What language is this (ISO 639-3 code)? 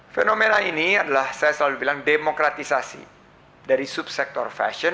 ind